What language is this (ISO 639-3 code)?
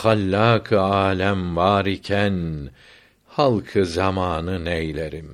tur